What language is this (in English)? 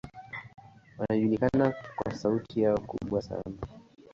Swahili